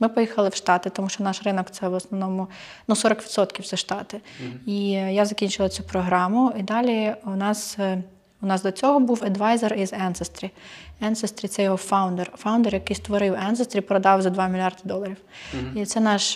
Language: Ukrainian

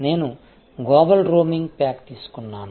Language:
Telugu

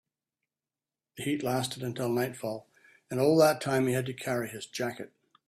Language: English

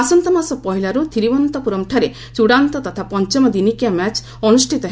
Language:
Odia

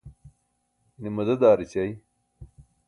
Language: Burushaski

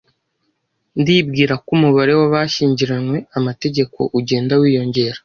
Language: Kinyarwanda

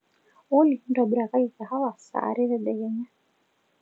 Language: Masai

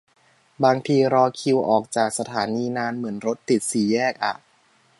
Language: Thai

